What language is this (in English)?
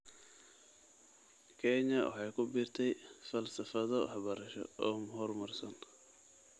Somali